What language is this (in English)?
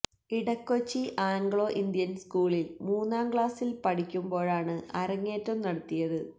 Malayalam